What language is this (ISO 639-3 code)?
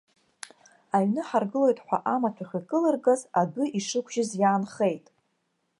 abk